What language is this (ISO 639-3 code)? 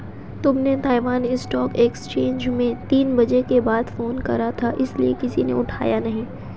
hin